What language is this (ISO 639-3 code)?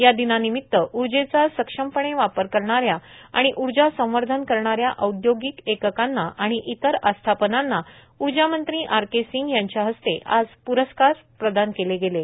mar